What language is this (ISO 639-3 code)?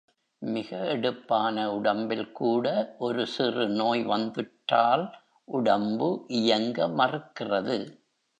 tam